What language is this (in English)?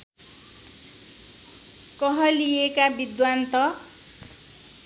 Nepali